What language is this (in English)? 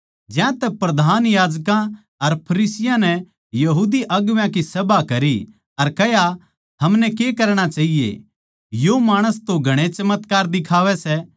Haryanvi